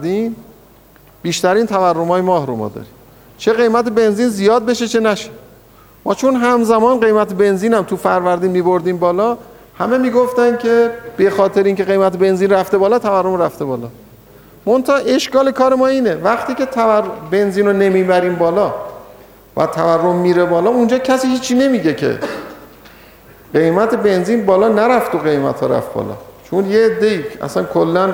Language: Persian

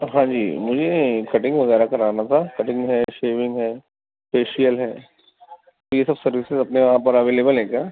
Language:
Urdu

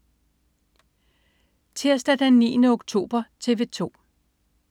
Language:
Danish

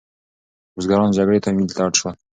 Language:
Pashto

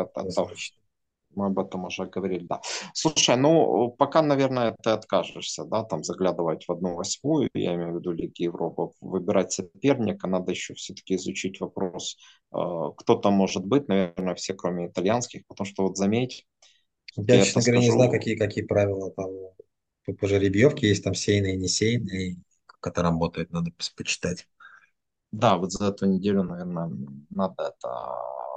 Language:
Russian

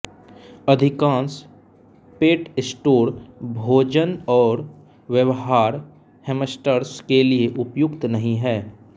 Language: Hindi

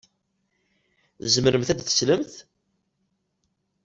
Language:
Kabyle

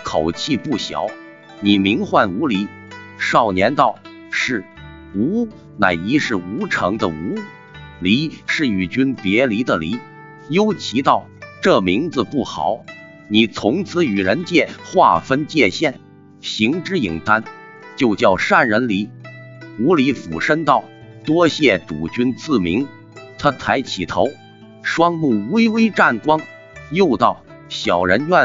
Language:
Chinese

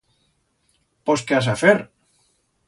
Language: Aragonese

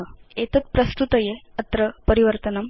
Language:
Sanskrit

